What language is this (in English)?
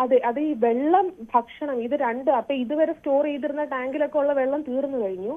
Malayalam